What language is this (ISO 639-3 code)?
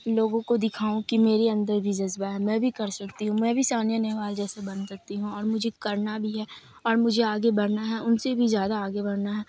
urd